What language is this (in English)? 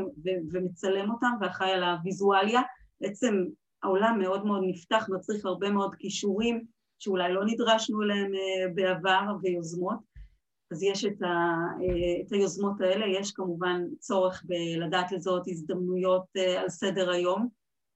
Hebrew